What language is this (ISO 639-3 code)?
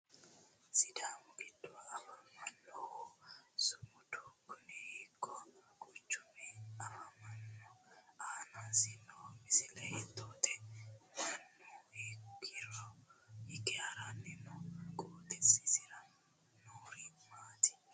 sid